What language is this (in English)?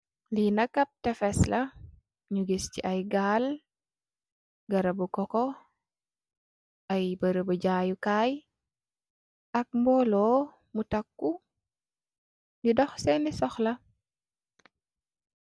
Wolof